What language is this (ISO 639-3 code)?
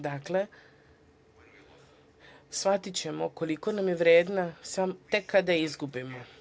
srp